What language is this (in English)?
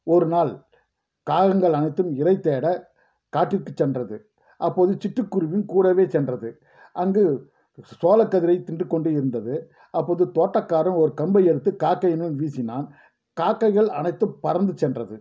Tamil